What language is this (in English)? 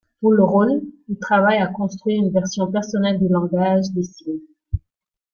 French